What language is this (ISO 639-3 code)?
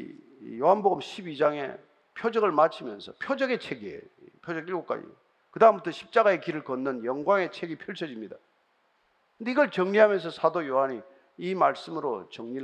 kor